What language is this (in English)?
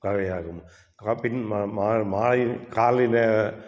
Tamil